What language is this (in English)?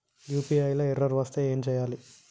Telugu